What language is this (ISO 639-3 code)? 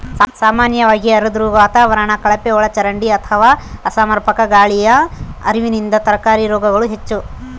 kan